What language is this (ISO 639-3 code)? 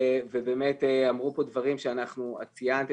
heb